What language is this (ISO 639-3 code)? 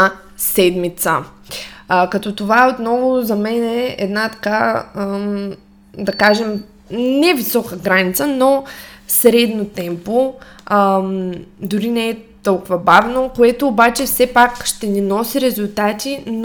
bul